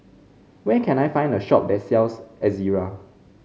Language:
English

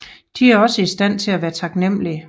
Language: Danish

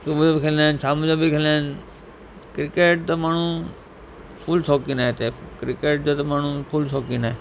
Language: Sindhi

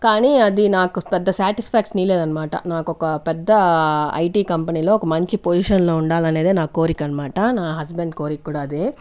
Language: Telugu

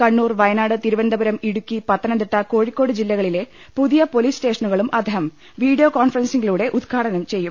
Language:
Malayalam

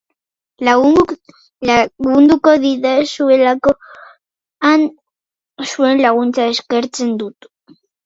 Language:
Basque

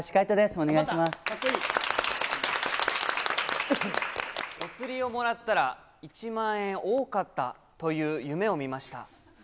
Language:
Japanese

